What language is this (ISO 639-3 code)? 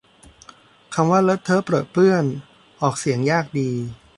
tha